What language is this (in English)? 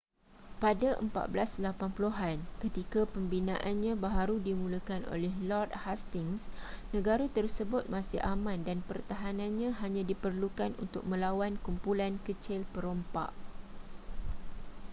Malay